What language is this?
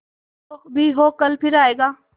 Hindi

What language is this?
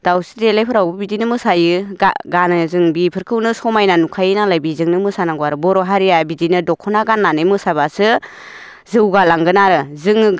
Bodo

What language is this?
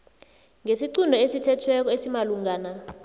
South Ndebele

